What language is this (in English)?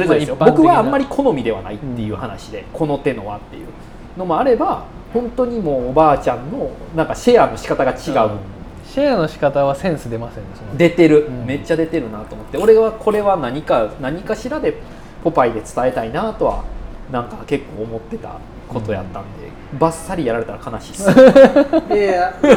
Japanese